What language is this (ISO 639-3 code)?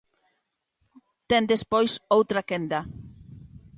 glg